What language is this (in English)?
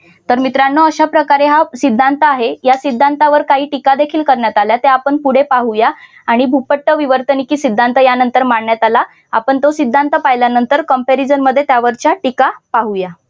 Marathi